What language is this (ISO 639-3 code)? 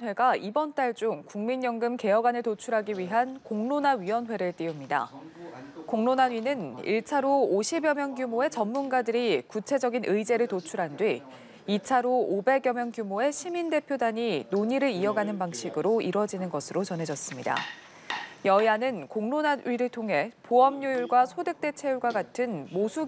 kor